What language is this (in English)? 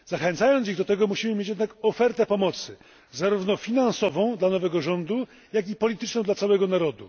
Polish